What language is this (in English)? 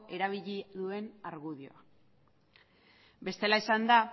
Basque